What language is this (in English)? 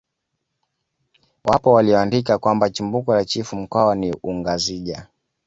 Swahili